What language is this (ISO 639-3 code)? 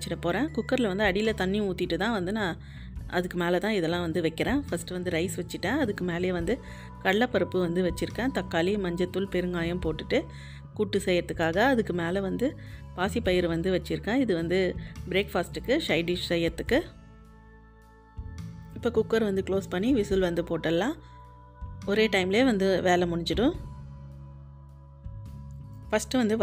ara